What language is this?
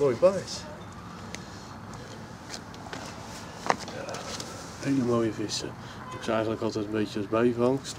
Dutch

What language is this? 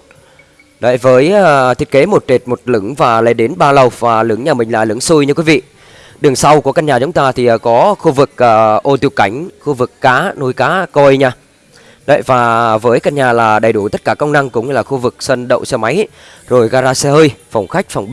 Vietnamese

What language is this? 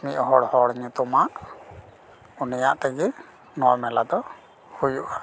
Santali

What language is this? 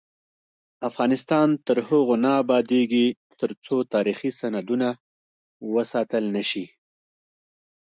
Pashto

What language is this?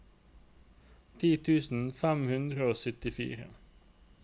Norwegian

